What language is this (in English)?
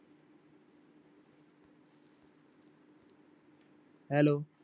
Punjabi